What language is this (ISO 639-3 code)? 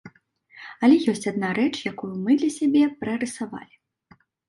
bel